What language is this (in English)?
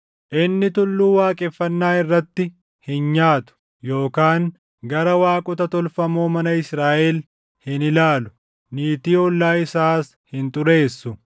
Oromo